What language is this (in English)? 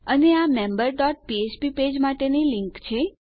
Gujarati